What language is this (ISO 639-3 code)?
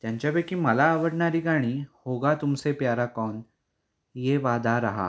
mar